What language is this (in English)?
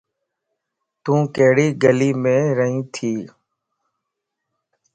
Lasi